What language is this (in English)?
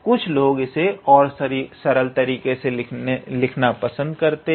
Hindi